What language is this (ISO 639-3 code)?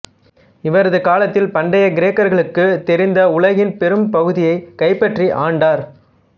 tam